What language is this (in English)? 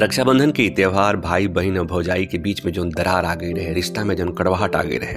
Hindi